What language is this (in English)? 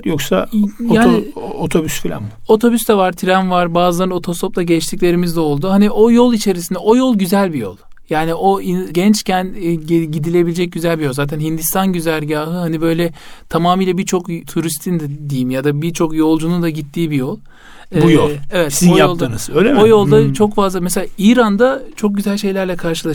Turkish